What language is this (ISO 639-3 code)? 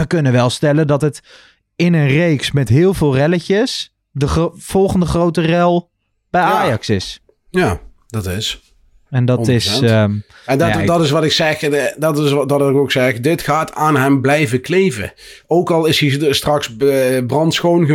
nld